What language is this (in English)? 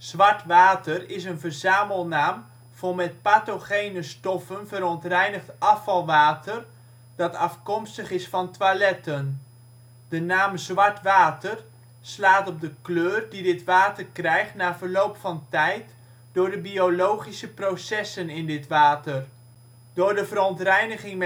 Dutch